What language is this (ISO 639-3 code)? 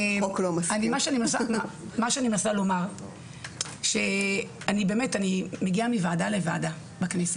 heb